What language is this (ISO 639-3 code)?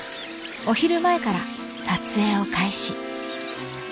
jpn